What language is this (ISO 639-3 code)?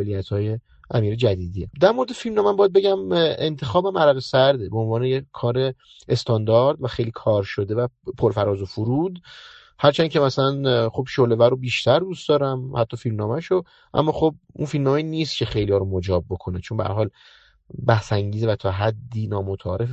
fas